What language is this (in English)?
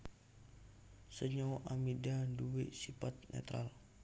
Javanese